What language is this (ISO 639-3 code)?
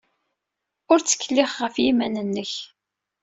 kab